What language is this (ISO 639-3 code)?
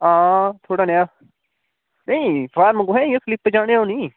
doi